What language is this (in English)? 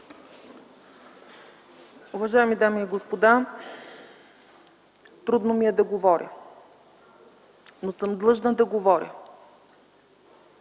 Bulgarian